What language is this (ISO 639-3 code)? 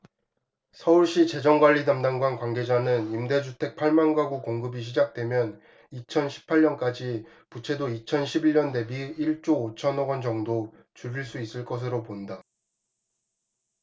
kor